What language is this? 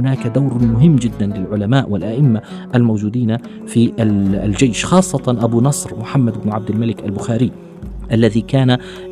Arabic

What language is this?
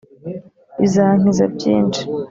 Kinyarwanda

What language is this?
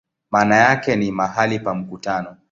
Swahili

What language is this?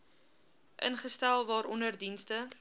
Afrikaans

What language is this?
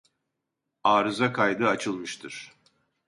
Turkish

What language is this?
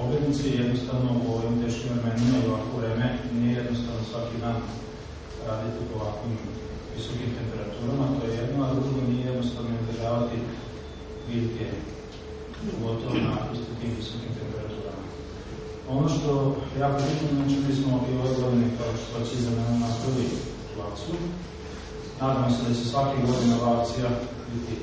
Greek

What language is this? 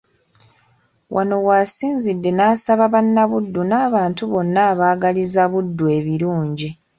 Ganda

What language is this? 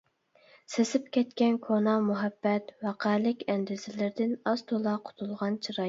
Uyghur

